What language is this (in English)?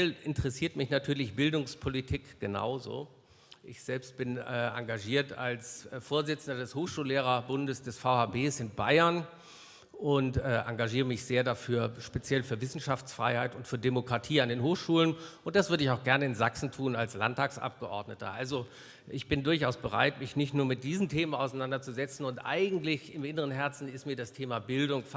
German